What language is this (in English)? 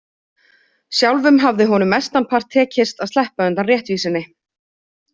Icelandic